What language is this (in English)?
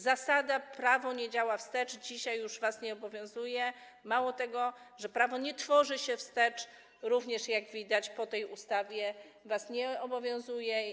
Polish